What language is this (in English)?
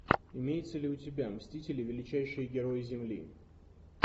Russian